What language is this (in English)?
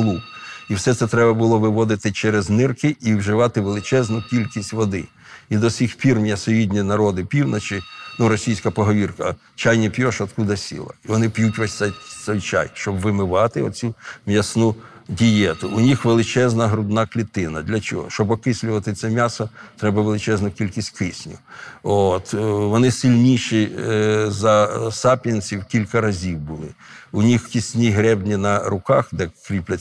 Ukrainian